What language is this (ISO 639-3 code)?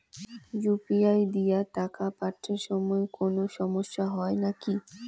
ben